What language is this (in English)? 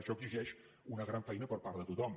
Catalan